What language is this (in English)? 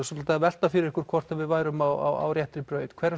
Icelandic